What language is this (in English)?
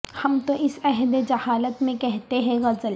Urdu